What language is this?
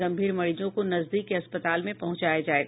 Hindi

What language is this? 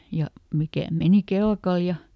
Finnish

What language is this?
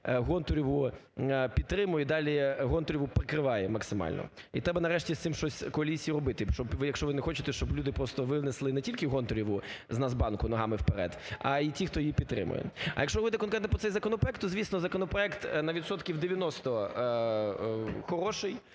Ukrainian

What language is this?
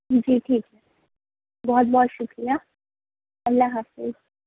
Urdu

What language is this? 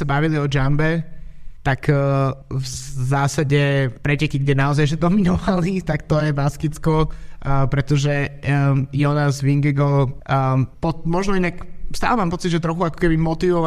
Slovak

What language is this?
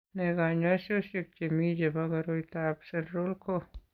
Kalenjin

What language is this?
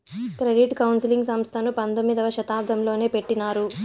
Telugu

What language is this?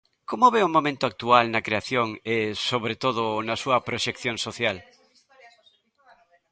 Galician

